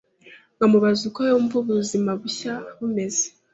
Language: Kinyarwanda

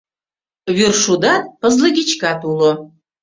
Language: Mari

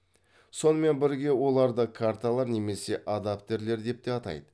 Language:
Kazakh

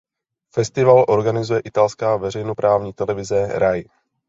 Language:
Czech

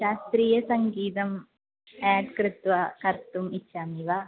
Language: Sanskrit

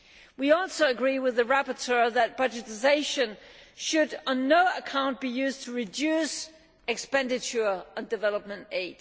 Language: English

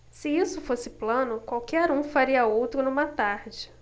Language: Portuguese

